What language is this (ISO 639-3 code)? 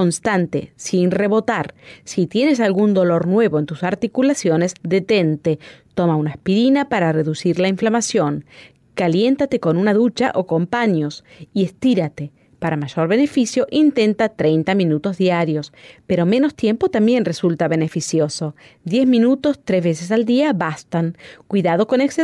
spa